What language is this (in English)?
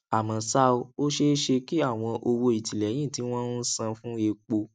Yoruba